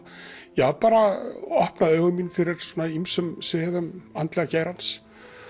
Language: Icelandic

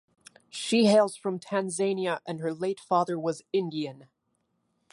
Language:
English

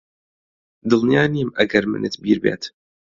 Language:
Central Kurdish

